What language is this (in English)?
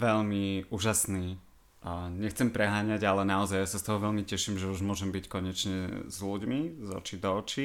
Slovak